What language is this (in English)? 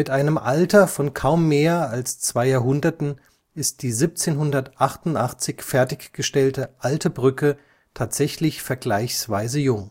German